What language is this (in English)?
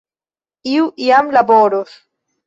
Esperanto